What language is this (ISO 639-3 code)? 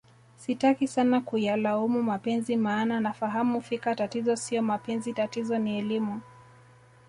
swa